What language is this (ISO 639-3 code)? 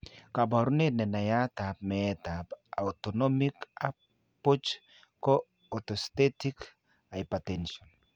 kln